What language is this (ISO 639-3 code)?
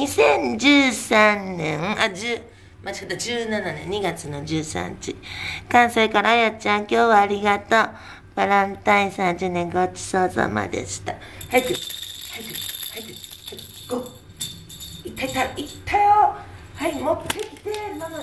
jpn